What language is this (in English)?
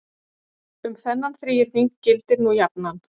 Icelandic